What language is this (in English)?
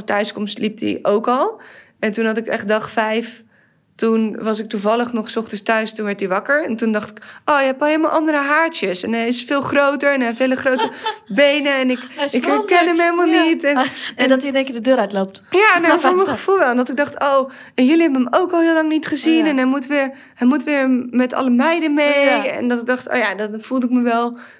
Dutch